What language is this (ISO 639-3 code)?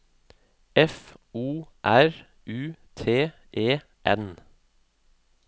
nor